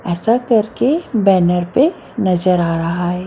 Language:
Hindi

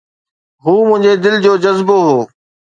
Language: Sindhi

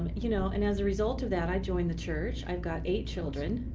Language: English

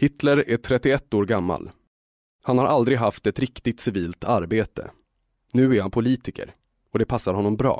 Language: Swedish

